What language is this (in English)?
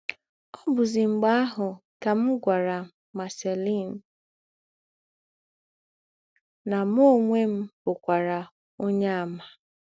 Igbo